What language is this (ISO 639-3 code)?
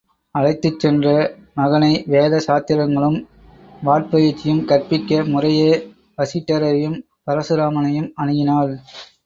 tam